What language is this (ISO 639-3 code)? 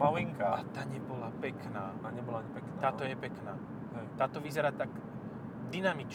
slk